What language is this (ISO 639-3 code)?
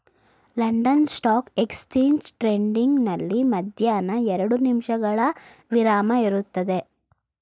kan